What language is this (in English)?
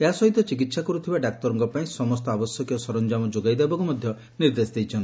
Odia